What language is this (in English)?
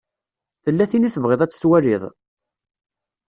Kabyle